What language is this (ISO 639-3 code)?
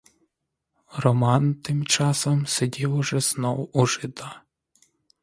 ukr